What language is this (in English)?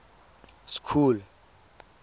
Tswana